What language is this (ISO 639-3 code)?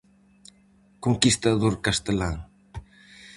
glg